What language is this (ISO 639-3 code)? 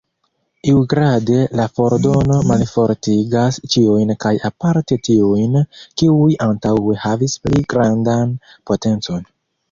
epo